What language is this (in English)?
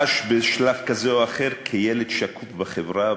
Hebrew